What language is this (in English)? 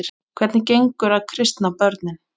Icelandic